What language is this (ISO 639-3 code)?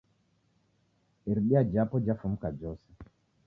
dav